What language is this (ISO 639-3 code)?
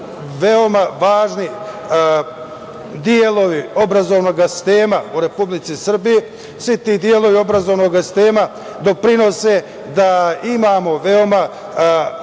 srp